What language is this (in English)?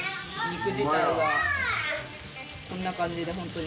Japanese